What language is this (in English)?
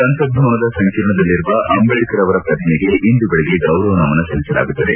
Kannada